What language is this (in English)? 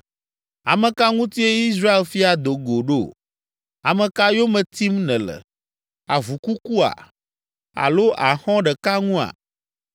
Ewe